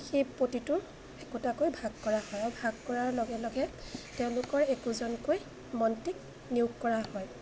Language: Assamese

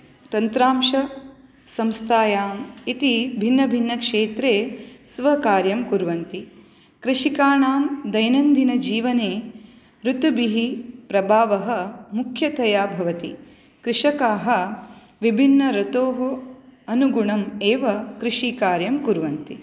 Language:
Sanskrit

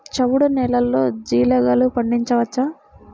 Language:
Telugu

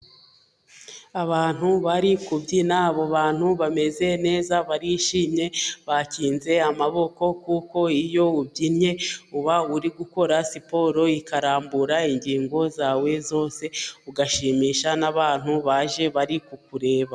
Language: Kinyarwanda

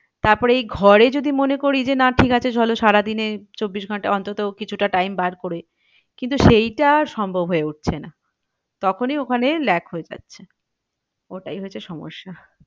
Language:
Bangla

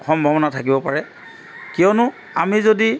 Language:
Assamese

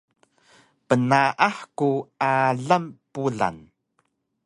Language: Taroko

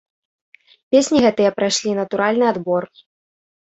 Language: Belarusian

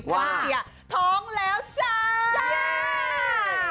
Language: Thai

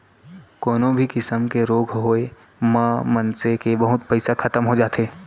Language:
Chhattisgarhi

